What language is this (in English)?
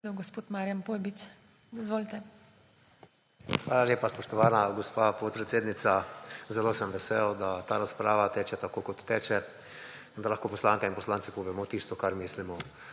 Slovenian